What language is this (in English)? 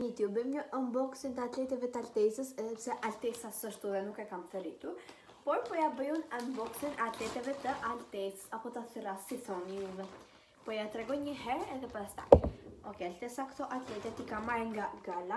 Romanian